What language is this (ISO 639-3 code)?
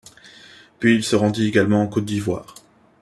fra